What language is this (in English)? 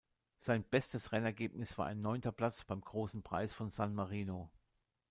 German